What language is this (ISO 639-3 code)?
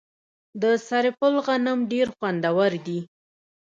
pus